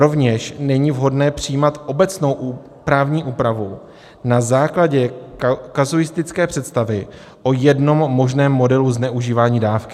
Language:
Czech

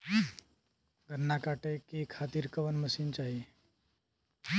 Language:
Bhojpuri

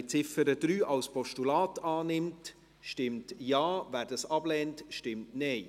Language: Swiss German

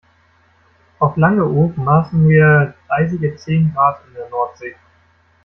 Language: German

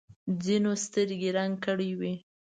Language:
Pashto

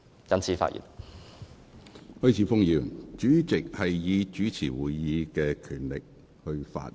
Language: Cantonese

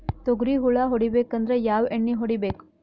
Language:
Kannada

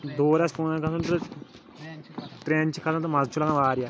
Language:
Kashmiri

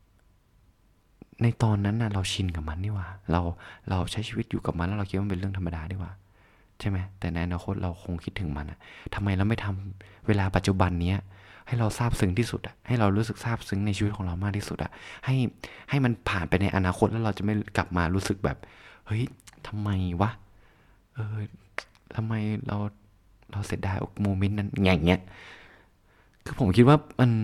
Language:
Thai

